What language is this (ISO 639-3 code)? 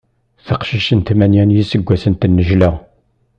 kab